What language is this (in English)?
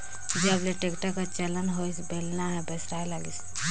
Chhattisgarhi